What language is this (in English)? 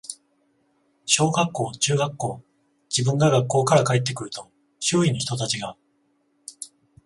Japanese